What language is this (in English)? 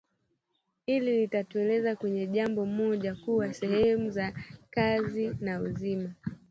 Swahili